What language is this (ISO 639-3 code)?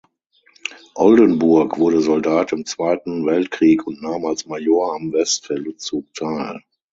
deu